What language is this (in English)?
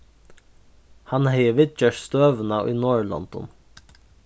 Faroese